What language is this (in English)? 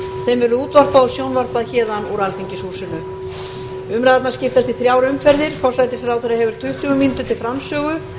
Icelandic